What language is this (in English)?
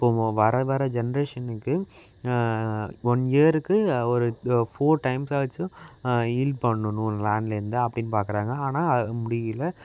Tamil